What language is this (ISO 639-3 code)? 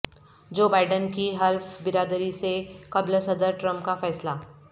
urd